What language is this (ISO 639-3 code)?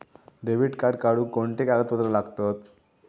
mar